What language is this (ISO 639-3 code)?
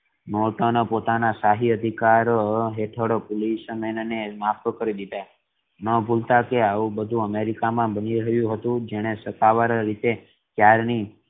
guj